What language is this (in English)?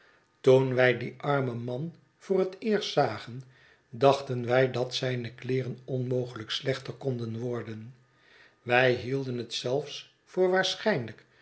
Dutch